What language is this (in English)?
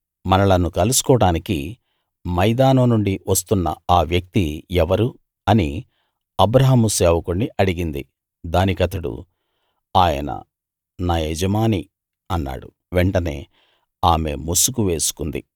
Telugu